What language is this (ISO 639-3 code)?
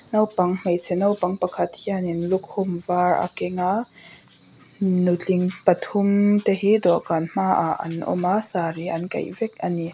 lus